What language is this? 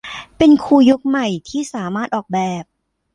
Thai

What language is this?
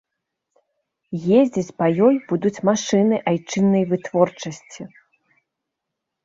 Belarusian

